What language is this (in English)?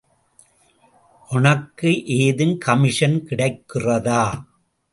Tamil